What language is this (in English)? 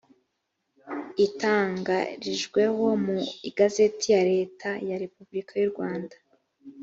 Kinyarwanda